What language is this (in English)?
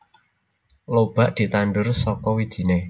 Javanese